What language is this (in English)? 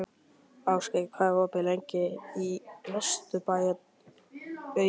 Icelandic